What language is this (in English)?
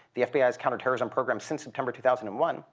English